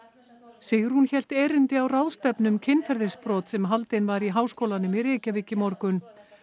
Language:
Icelandic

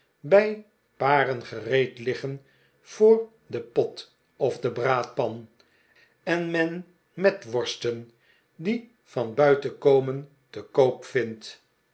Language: Dutch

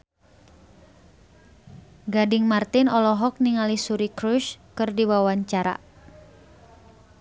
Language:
Sundanese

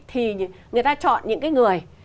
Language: Vietnamese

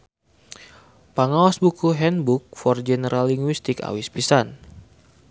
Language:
Sundanese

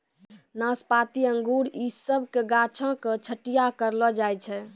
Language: Maithili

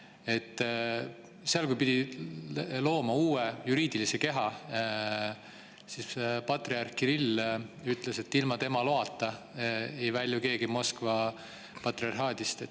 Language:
Estonian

